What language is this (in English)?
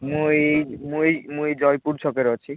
Odia